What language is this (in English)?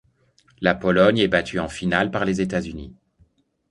French